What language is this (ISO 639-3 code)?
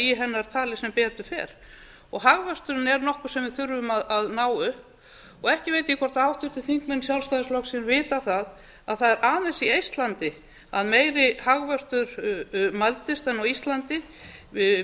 isl